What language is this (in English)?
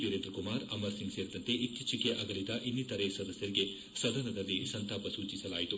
Kannada